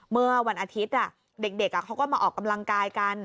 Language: Thai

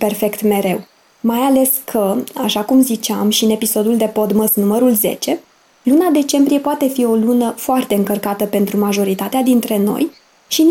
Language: Romanian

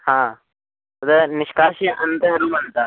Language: Sanskrit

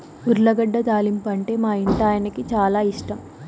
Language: Telugu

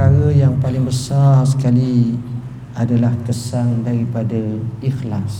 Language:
Malay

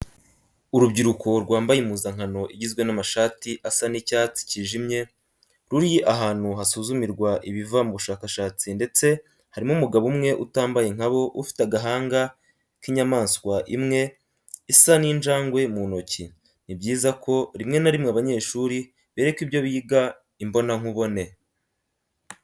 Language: Kinyarwanda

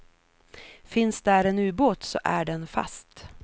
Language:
Swedish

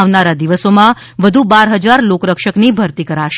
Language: Gujarati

